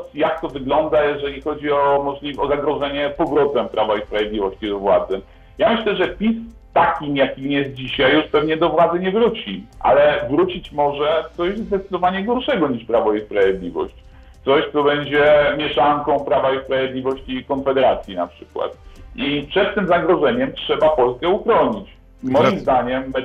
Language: Polish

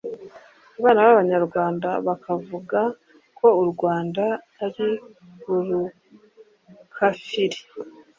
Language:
Kinyarwanda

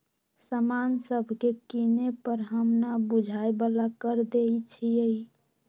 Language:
Magahi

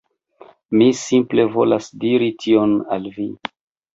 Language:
Esperanto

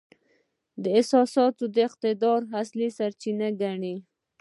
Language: Pashto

